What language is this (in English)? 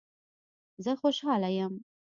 Pashto